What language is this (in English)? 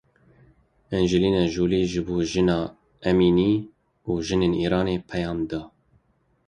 Kurdish